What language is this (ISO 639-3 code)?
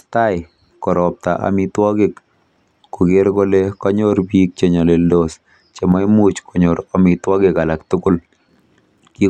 kln